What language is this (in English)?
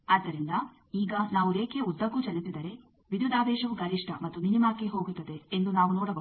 Kannada